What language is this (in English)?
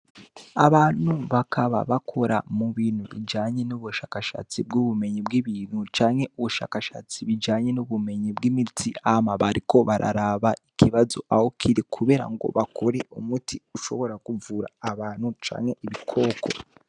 Rundi